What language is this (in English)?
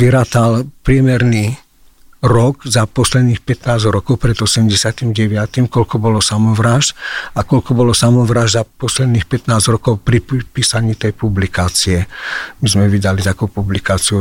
Slovak